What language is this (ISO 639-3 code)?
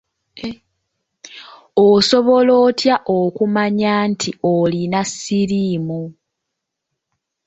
lug